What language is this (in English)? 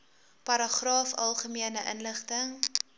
Afrikaans